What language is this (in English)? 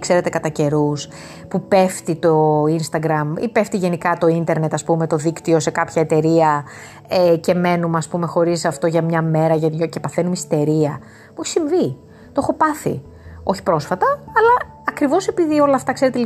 Greek